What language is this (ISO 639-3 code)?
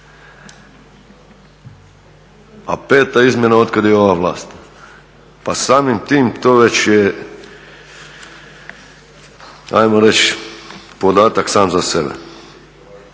hrv